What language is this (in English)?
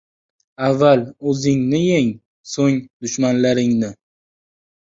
Uzbek